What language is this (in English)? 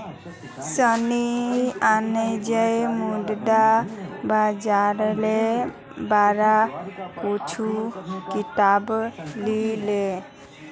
Magahi